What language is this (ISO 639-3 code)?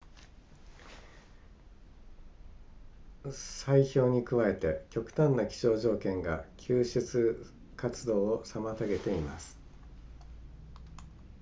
jpn